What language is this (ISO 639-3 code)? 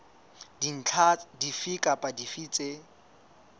sot